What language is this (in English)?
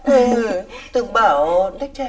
Vietnamese